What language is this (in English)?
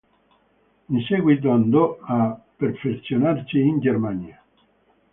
Italian